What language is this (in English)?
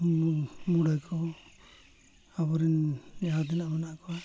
Santali